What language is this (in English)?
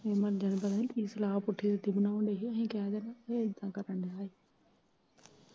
Punjabi